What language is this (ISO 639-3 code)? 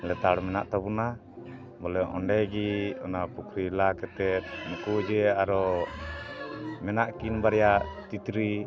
sat